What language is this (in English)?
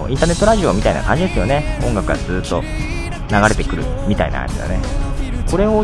Japanese